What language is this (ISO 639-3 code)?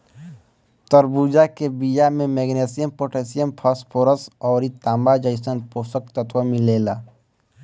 bho